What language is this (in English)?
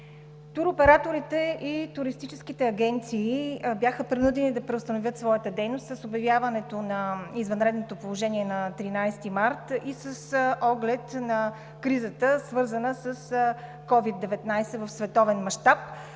Bulgarian